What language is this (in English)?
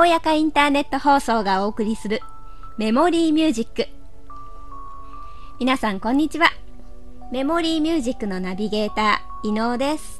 Japanese